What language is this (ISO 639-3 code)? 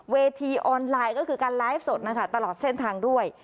tha